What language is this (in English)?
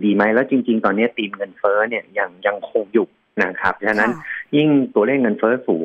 Thai